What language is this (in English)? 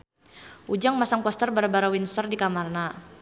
Sundanese